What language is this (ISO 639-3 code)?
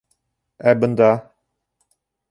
bak